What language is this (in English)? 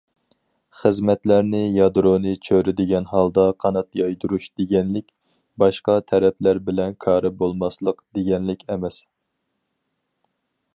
Uyghur